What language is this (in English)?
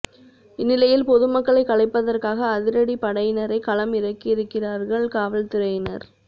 Tamil